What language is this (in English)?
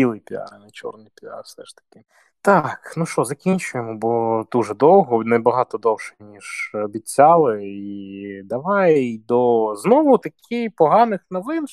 Ukrainian